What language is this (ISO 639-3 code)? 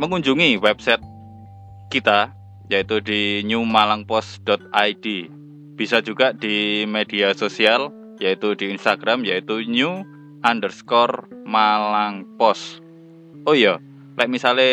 ind